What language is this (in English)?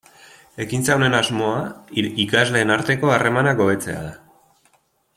Basque